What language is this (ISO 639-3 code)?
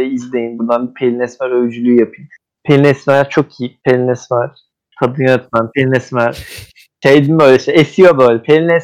tur